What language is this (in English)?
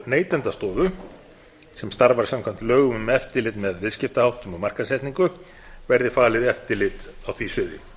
Icelandic